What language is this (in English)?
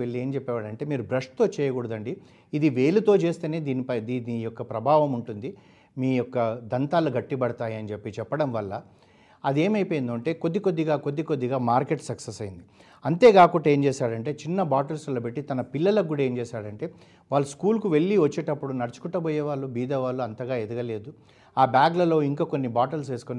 Telugu